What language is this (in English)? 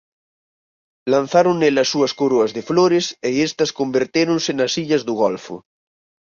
Galician